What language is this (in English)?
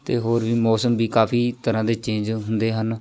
Punjabi